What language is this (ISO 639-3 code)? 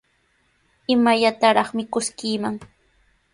qws